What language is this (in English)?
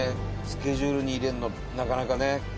Japanese